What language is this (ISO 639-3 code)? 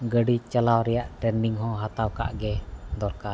sat